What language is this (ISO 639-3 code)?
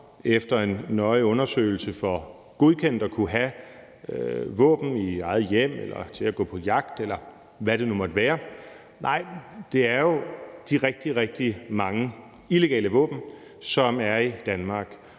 dan